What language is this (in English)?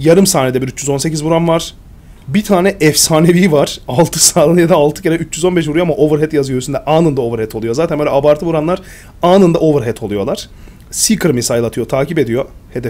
Turkish